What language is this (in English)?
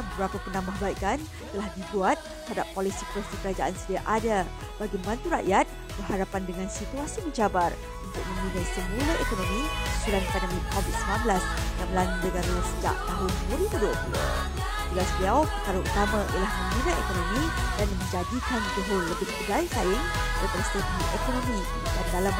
Malay